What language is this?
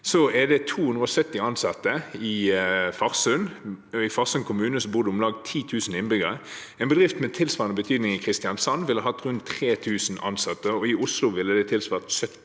Norwegian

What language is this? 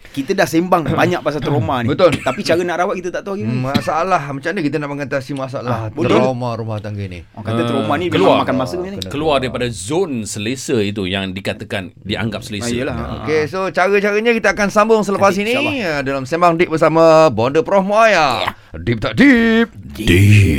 Malay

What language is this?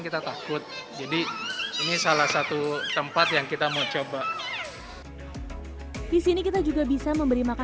Indonesian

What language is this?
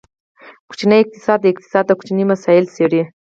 Pashto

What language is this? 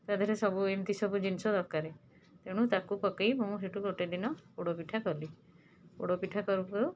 Odia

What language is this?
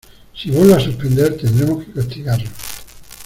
Spanish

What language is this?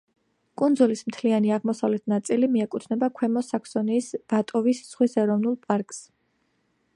Georgian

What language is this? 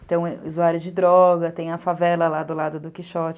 Portuguese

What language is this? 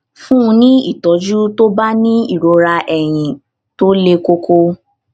Yoruba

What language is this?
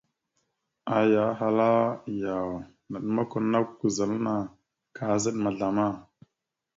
Mada (Cameroon)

